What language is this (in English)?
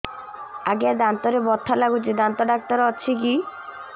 Odia